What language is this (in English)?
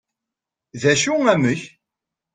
Kabyle